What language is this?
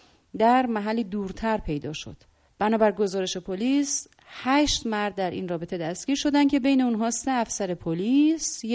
Persian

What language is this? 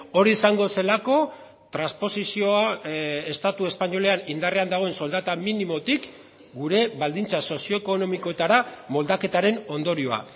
Basque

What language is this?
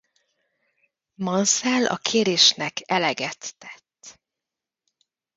Hungarian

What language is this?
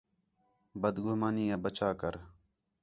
Khetrani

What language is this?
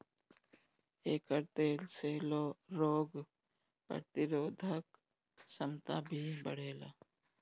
Bhojpuri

